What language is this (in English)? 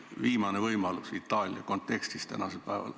Estonian